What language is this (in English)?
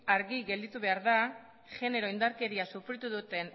Basque